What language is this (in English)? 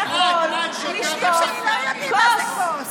Hebrew